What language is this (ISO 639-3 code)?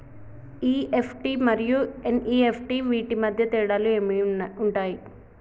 tel